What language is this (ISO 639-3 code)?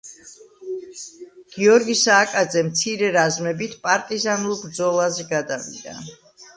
kat